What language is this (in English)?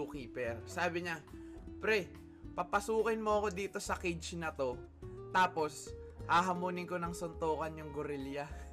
Filipino